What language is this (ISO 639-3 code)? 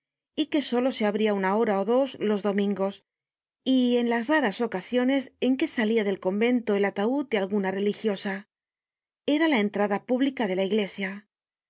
spa